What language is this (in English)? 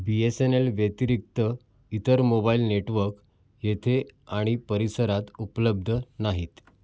Marathi